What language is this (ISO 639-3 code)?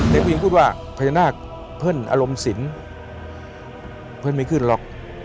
tha